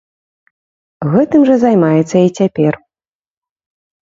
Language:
Belarusian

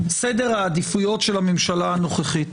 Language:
Hebrew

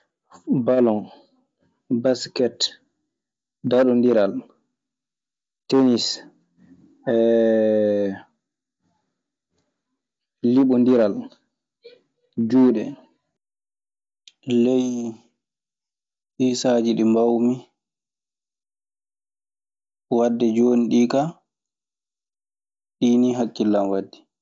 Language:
Maasina Fulfulde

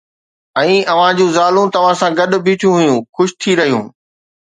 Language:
Sindhi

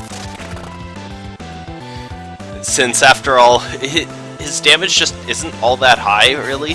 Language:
English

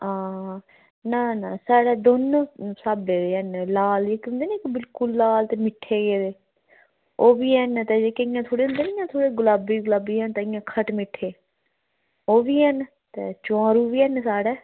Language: Dogri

